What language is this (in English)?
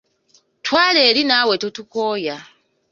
Ganda